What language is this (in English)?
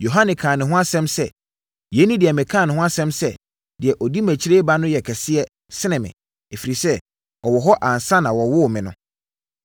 Akan